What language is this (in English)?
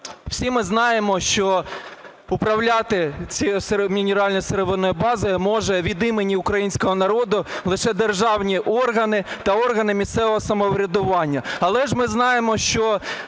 Ukrainian